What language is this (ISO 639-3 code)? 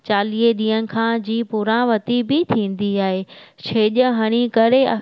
snd